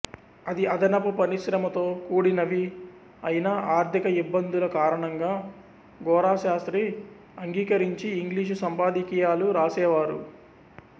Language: Telugu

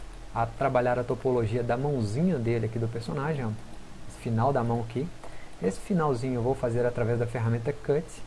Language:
Portuguese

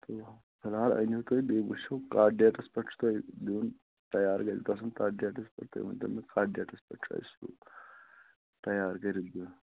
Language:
Kashmiri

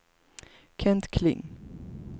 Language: Swedish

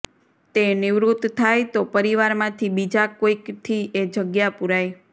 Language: Gujarati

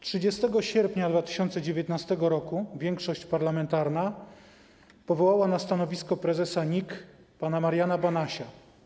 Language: Polish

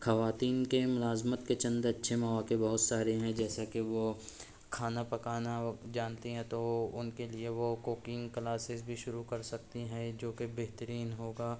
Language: Urdu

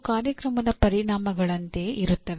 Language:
Kannada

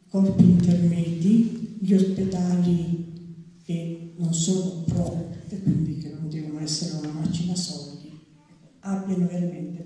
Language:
Italian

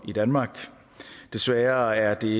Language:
Danish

